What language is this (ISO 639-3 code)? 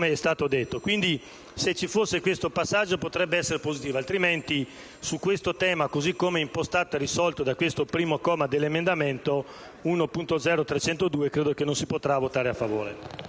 ita